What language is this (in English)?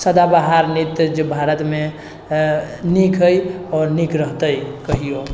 Maithili